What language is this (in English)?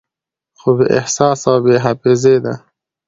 Pashto